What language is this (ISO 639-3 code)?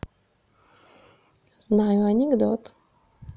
rus